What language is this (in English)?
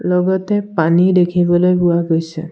Assamese